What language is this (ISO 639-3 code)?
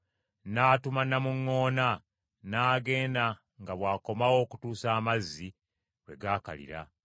lug